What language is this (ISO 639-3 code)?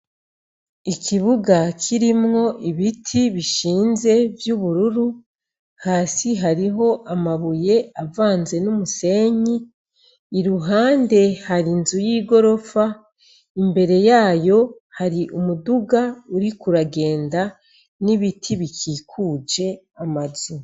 run